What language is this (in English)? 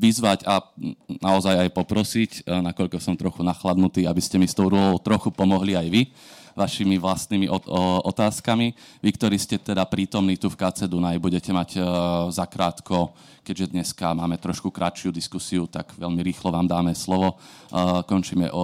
Slovak